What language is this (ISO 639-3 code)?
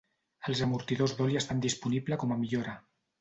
cat